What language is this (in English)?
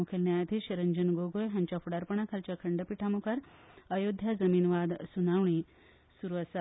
Konkani